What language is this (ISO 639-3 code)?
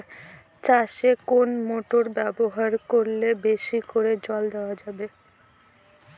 ben